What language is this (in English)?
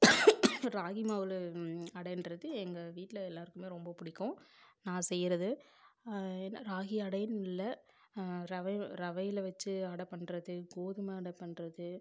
Tamil